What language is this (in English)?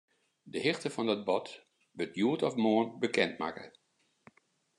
Western Frisian